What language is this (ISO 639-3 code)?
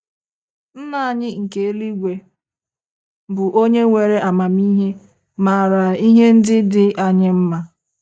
ibo